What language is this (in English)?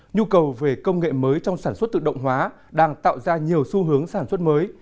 Vietnamese